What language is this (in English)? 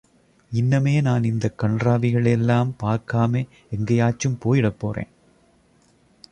Tamil